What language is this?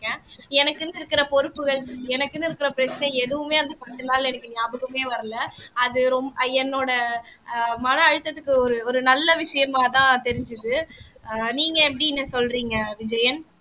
Tamil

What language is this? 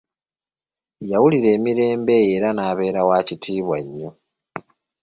Ganda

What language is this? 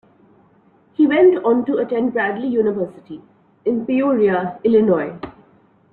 English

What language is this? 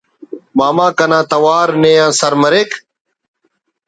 Brahui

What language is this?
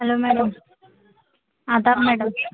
Urdu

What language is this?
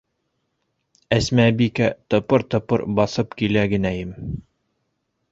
Bashkir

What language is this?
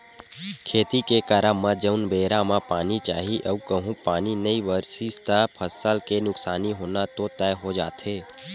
Chhattisgarhi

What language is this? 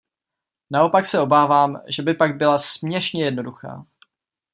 Czech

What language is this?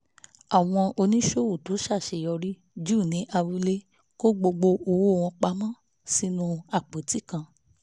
Yoruba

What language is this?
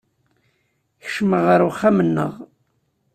Kabyle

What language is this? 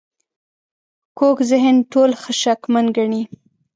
Pashto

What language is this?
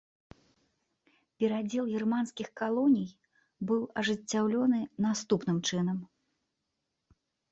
Belarusian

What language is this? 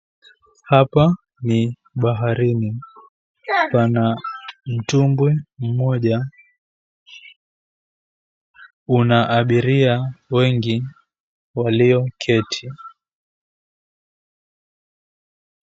Swahili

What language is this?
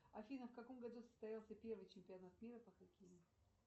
Russian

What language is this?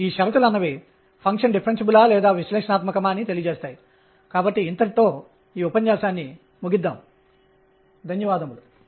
Telugu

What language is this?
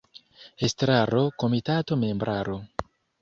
Esperanto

